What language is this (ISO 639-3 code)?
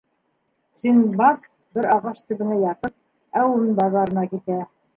bak